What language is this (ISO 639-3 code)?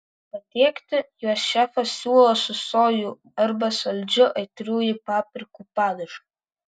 lit